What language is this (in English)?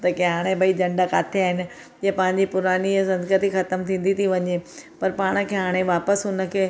Sindhi